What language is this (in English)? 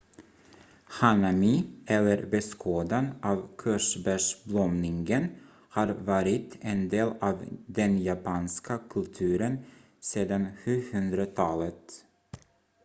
Swedish